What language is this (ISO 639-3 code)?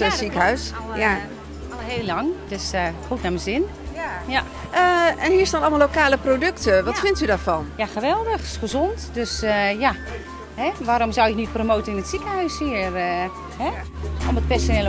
nld